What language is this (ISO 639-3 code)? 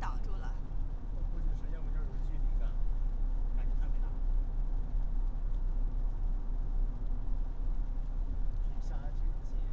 zho